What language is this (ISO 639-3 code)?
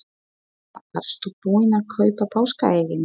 isl